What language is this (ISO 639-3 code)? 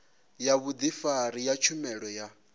ven